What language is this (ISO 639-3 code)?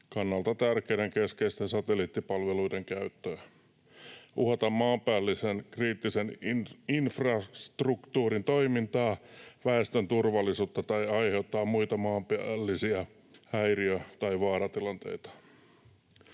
fin